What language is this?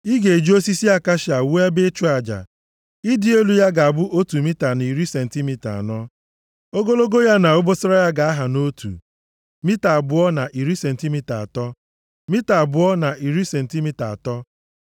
Igbo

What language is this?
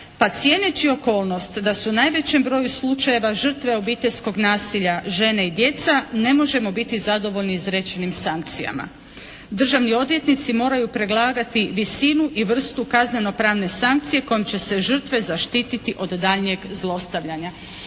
Croatian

